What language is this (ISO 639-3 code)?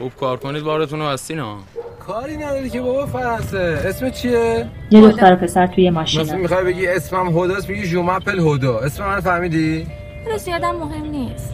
fas